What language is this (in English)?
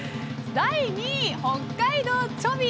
Japanese